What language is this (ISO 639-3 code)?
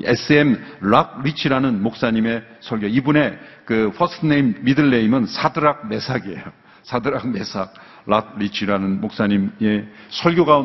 kor